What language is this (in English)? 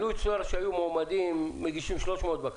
Hebrew